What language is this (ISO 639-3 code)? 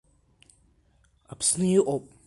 abk